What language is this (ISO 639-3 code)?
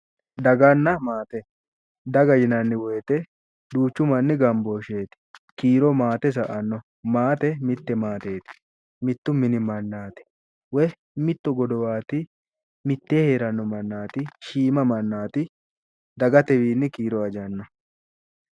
sid